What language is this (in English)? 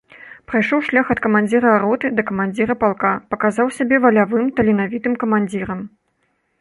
Belarusian